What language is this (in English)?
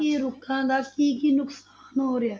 Punjabi